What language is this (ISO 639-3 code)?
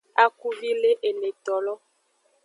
ajg